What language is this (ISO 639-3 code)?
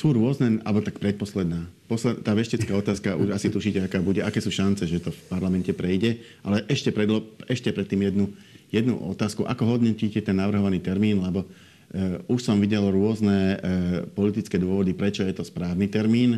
slk